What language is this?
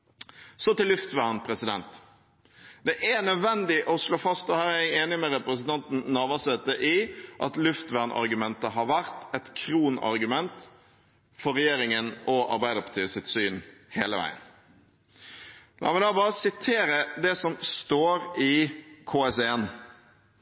Norwegian Bokmål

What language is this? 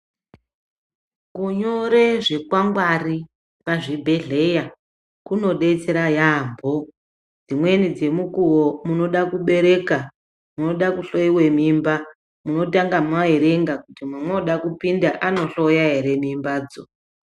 Ndau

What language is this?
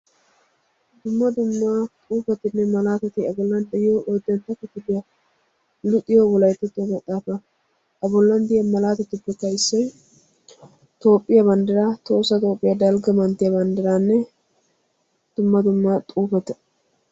Wolaytta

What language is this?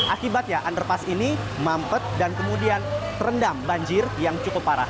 Indonesian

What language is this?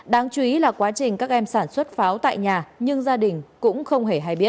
Vietnamese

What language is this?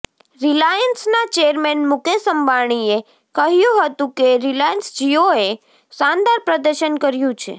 Gujarati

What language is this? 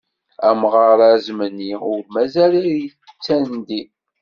Kabyle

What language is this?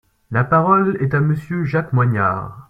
French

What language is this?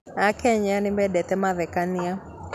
Kikuyu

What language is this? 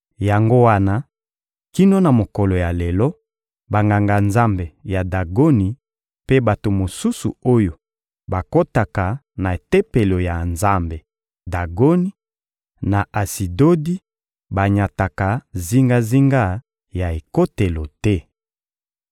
Lingala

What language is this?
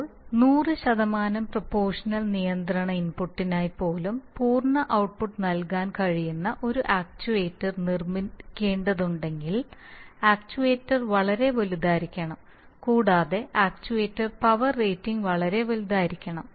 Malayalam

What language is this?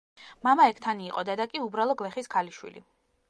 Georgian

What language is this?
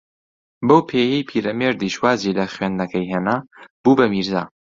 Central Kurdish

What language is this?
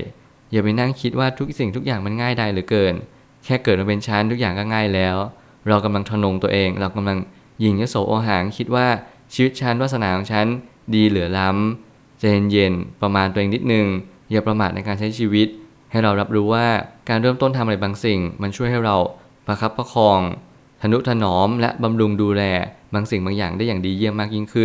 Thai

